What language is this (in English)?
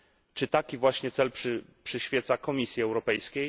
Polish